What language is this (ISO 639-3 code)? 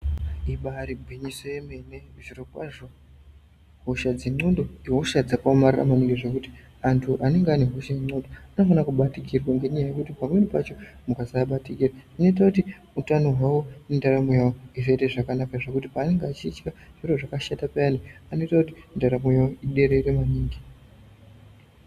ndc